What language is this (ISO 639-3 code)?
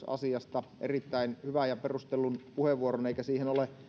fin